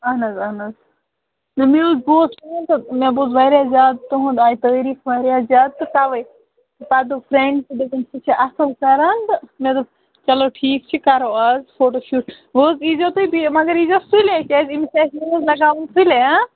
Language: Kashmiri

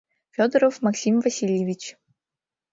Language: Mari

